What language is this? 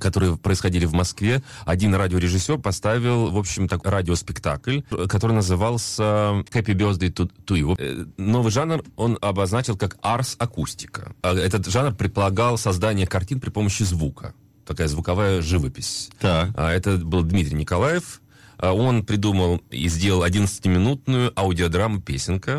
Russian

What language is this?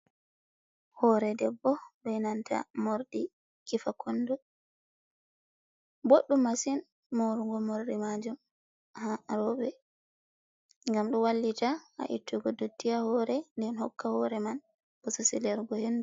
Fula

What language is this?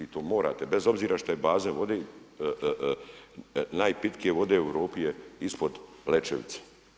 Croatian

